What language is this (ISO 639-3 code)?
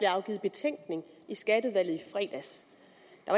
dan